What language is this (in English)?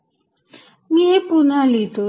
Marathi